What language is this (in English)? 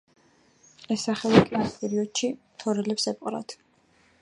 Georgian